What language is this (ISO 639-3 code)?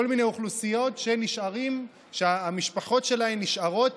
heb